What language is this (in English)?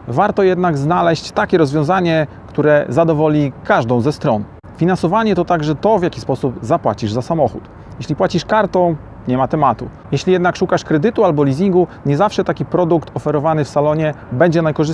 Polish